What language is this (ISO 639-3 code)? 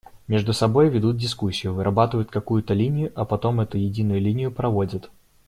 rus